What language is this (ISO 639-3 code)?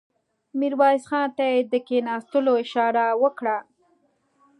pus